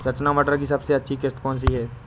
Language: Hindi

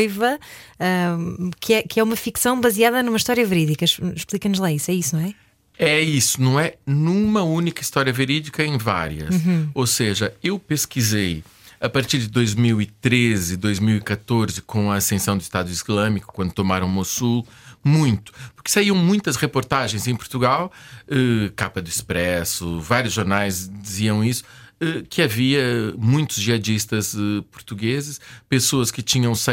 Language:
Portuguese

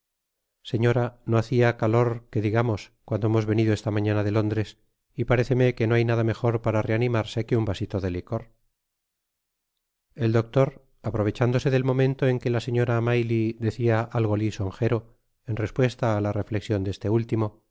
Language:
Spanish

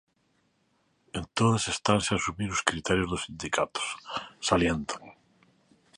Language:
Galician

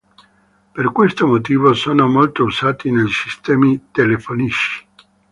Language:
Italian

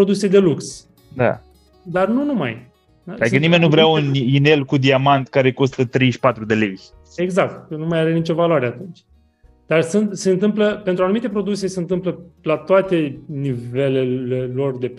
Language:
Romanian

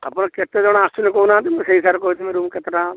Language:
Odia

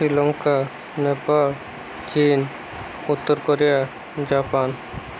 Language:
Odia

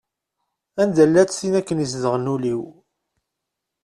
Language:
Kabyle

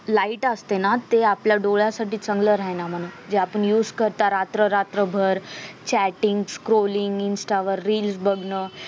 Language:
Marathi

